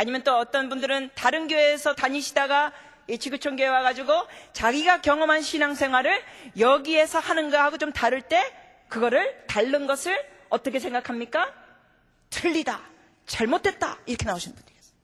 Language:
Korean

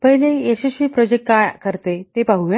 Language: Marathi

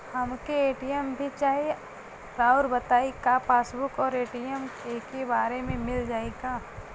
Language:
Bhojpuri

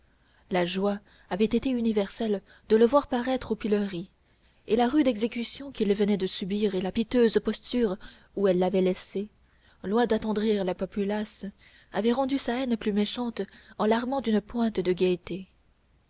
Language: French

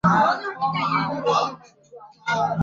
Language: Chinese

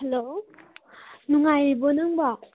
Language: Manipuri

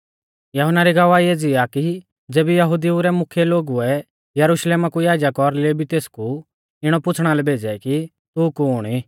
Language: Mahasu Pahari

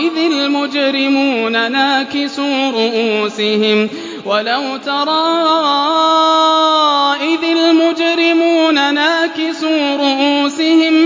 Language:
Arabic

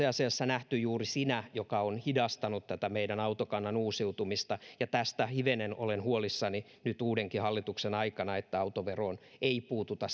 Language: Finnish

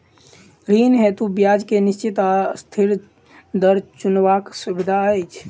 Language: Maithili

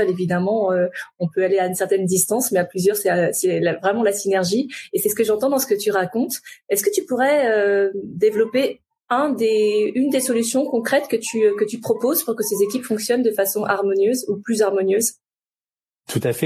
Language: French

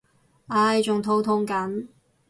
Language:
Cantonese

